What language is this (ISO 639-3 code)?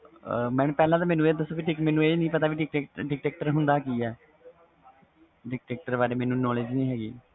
pan